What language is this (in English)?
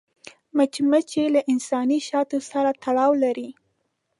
Pashto